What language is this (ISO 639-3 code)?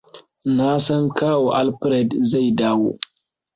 hau